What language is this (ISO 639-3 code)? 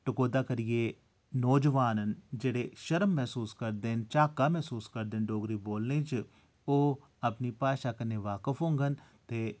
doi